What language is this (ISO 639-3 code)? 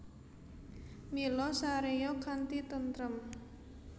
jav